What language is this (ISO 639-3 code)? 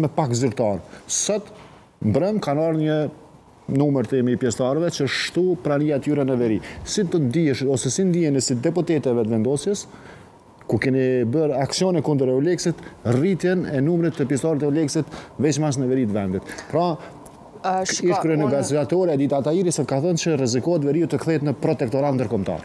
ron